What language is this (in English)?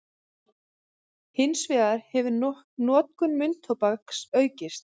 Icelandic